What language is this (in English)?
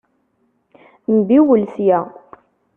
Kabyle